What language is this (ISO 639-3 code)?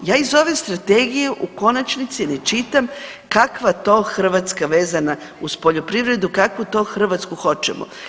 hrv